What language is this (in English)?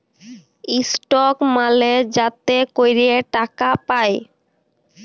Bangla